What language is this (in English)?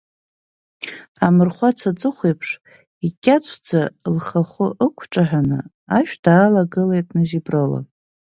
Abkhazian